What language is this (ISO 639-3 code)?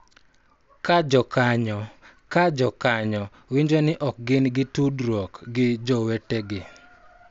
luo